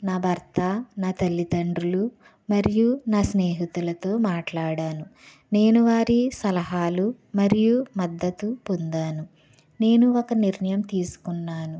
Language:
Telugu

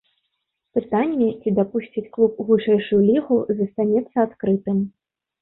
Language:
Belarusian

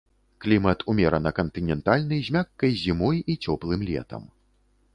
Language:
Belarusian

